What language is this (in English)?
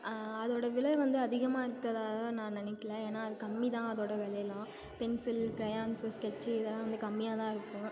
Tamil